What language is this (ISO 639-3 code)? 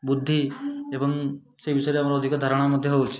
ori